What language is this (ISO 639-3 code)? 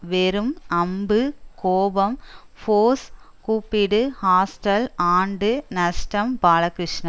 tam